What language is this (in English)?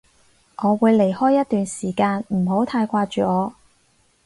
Cantonese